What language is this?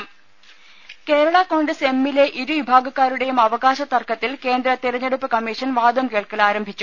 Malayalam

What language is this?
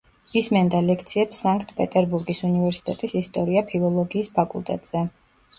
Georgian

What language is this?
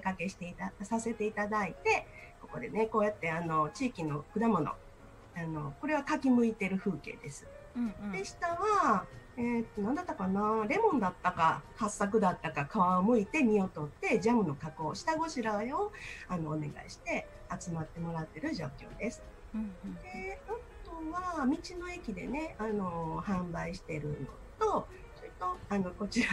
Japanese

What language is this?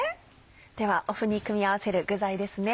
Japanese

